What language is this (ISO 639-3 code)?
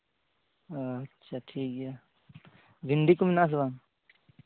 sat